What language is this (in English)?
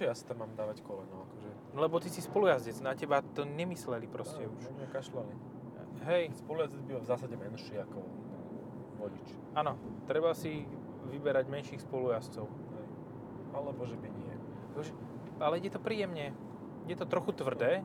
Slovak